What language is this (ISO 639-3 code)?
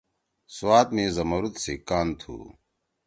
trw